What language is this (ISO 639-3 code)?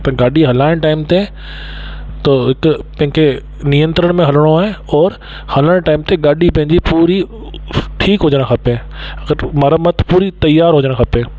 snd